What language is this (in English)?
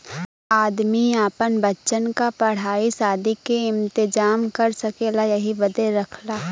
Bhojpuri